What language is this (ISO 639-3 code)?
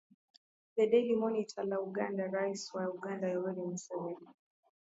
swa